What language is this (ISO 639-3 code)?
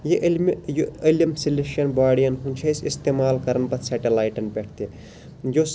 kas